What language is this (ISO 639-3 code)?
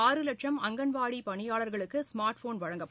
tam